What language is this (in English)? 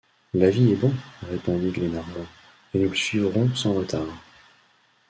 French